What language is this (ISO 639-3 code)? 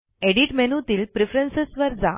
mar